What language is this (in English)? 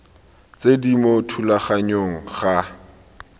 Tswana